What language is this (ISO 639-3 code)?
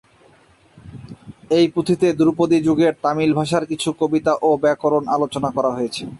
ben